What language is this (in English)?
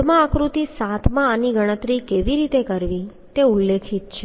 Gujarati